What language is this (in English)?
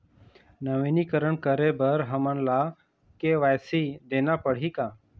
Chhattisgarhi